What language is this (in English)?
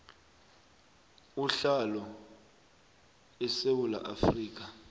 South Ndebele